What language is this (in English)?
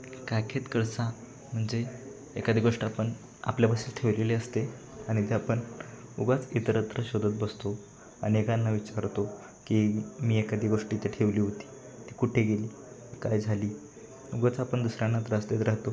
Marathi